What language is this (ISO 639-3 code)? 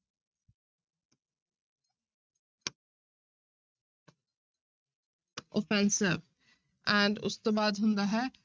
pan